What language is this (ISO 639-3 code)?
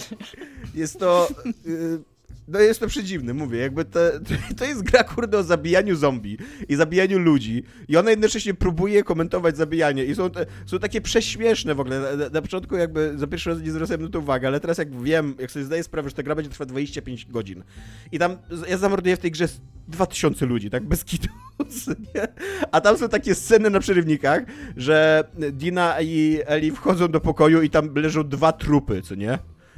pol